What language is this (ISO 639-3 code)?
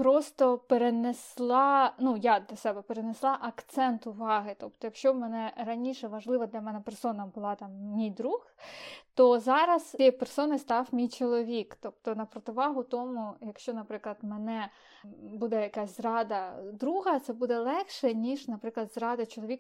ukr